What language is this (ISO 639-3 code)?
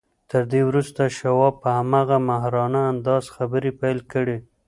pus